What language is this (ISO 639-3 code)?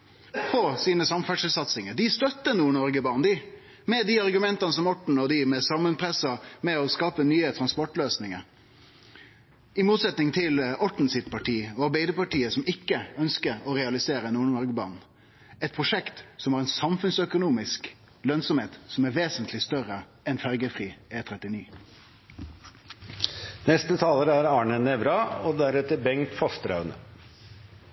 nor